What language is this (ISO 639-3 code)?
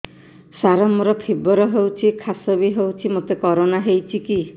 ori